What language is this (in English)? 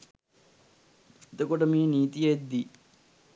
Sinhala